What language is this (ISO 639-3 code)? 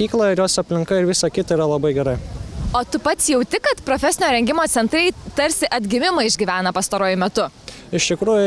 lit